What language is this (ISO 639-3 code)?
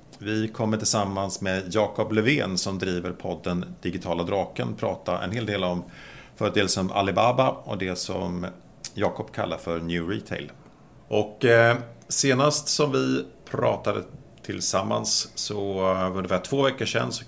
swe